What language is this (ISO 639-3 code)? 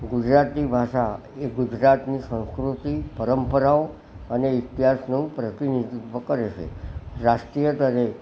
guj